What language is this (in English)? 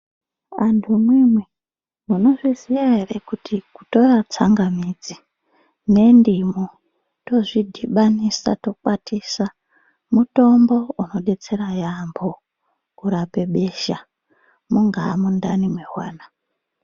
Ndau